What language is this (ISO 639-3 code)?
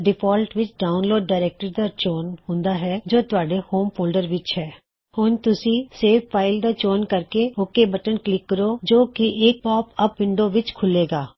pan